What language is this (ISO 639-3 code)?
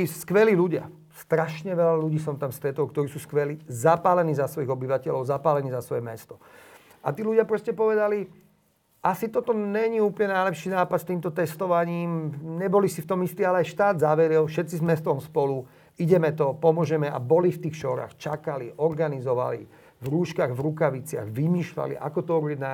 slk